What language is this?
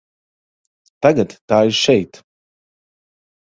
Latvian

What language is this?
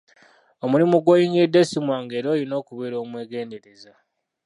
Ganda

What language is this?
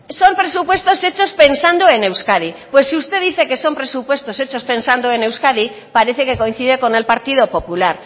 Spanish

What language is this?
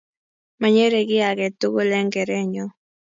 Kalenjin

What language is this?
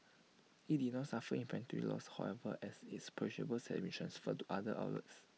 English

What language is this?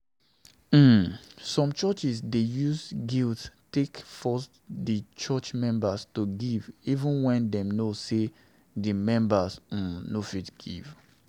Nigerian Pidgin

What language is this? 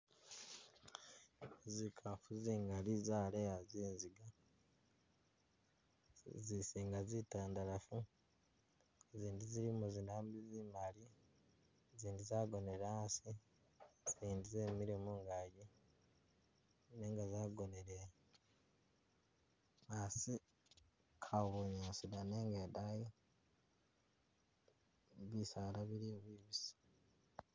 Masaaba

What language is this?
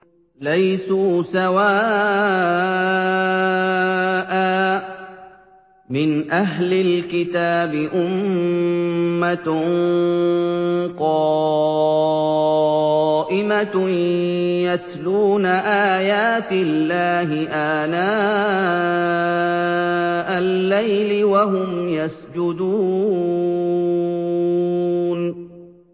Arabic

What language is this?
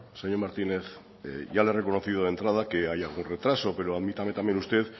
Spanish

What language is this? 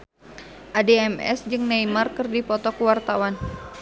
Sundanese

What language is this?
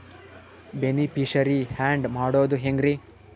Kannada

